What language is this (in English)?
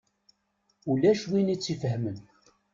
Kabyle